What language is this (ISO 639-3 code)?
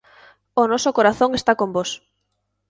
glg